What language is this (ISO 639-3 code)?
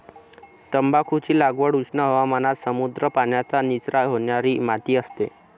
mar